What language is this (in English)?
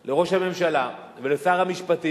Hebrew